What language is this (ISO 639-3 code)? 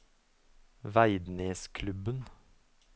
nor